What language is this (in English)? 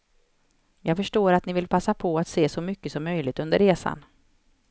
Swedish